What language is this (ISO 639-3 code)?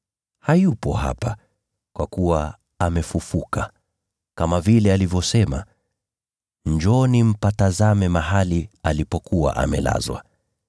swa